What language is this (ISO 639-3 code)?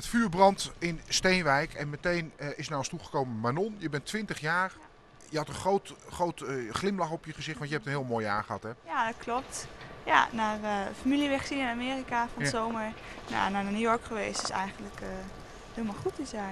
nld